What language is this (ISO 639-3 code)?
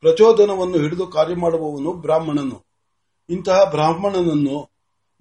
mar